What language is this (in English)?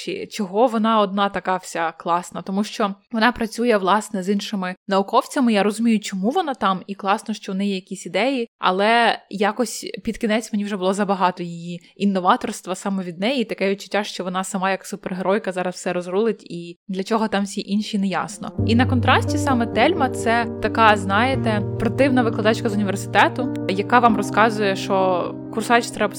Ukrainian